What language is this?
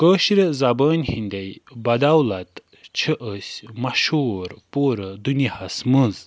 Kashmiri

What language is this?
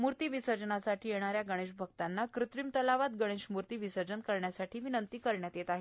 Marathi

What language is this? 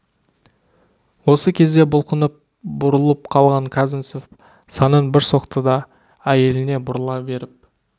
Kazakh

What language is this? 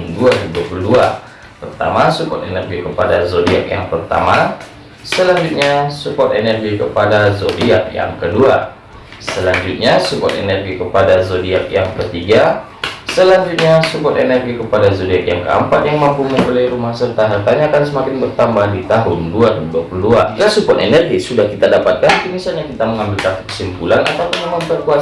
Indonesian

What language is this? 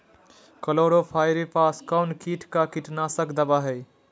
Magahi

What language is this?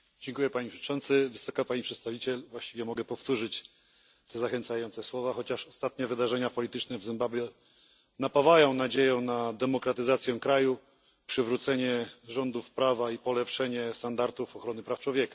Polish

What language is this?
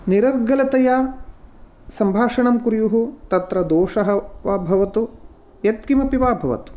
Sanskrit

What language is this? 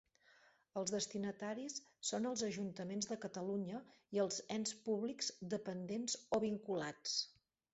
Catalan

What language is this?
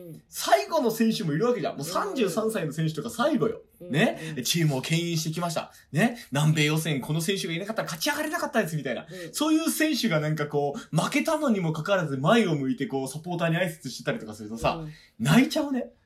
Japanese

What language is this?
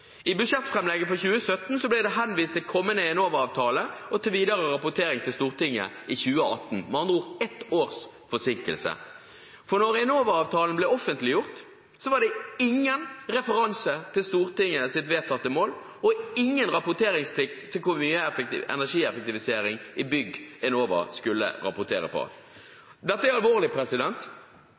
Norwegian Bokmål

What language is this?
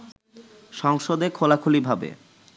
Bangla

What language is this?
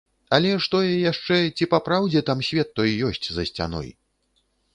Belarusian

